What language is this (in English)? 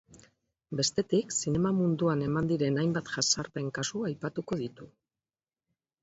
Basque